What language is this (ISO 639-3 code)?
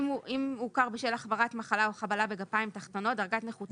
heb